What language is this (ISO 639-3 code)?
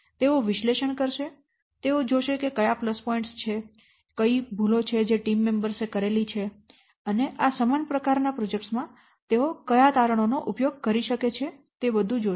guj